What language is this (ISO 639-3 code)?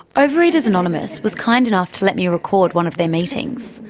eng